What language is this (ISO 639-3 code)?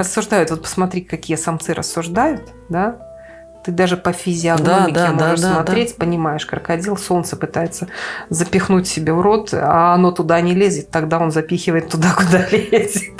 rus